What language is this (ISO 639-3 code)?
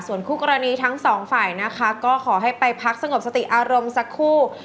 tha